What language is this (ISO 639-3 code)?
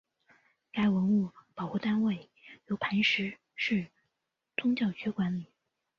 zho